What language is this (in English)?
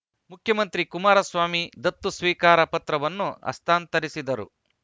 Kannada